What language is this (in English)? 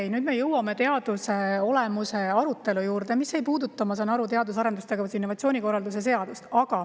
Estonian